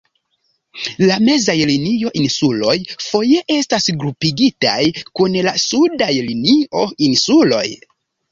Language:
Esperanto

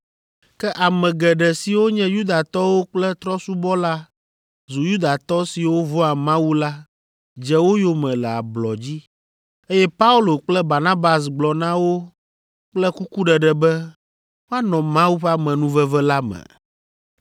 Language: Ewe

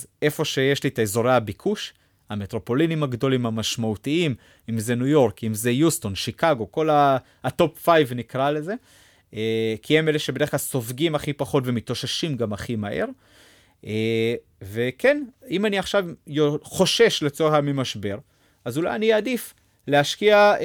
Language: Hebrew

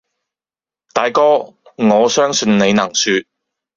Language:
Cantonese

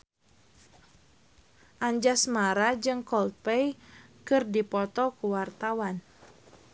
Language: Sundanese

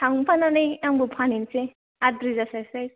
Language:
Bodo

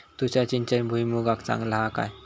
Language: Marathi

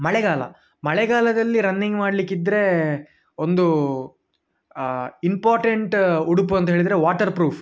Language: Kannada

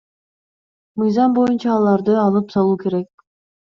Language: Kyrgyz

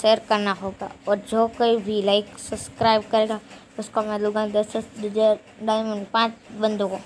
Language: Romanian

